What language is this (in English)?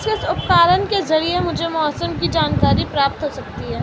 Hindi